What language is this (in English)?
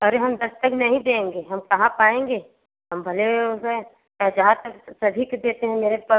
Hindi